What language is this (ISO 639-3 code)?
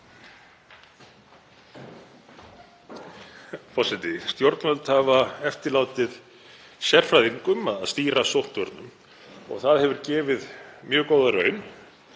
isl